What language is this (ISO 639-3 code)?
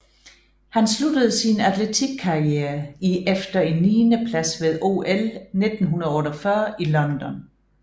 dan